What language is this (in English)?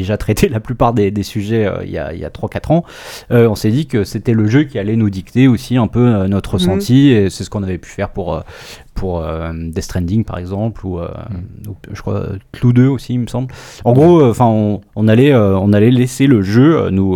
French